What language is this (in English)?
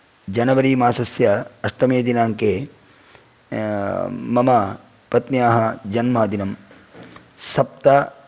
Sanskrit